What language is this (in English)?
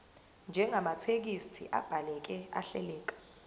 Zulu